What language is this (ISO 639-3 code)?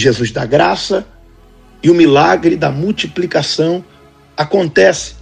por